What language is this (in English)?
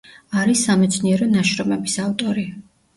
Georgian